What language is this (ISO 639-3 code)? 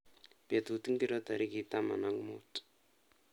kln